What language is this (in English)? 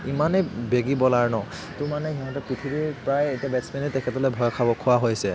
Assamese